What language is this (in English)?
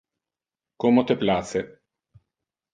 Interlingua